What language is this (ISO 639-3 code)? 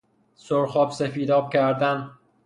fas